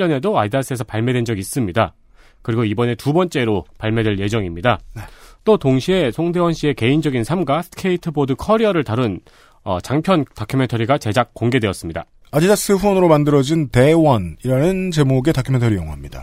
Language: Korean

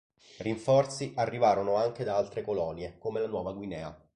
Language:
Italian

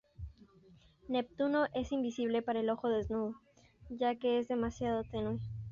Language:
Spanish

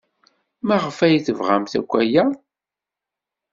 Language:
Kabyle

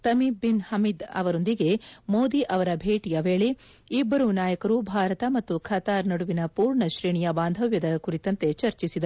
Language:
Kannada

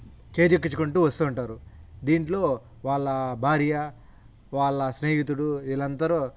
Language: Telugu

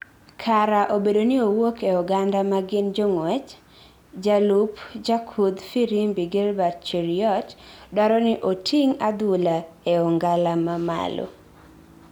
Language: Luo (Kenya and Tanzania)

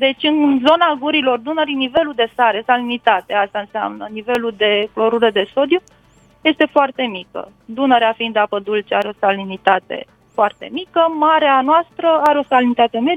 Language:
Romanian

